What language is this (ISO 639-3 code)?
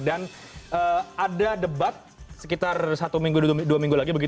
ind